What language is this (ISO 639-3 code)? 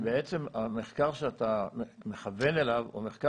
heb